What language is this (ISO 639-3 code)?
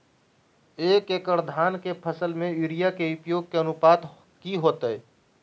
mag